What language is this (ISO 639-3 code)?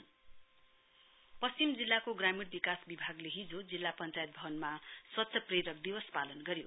nep